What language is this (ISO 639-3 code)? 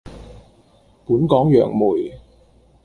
yue